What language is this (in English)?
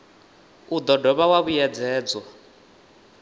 Venda